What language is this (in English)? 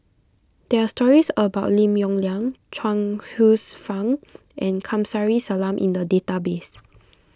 English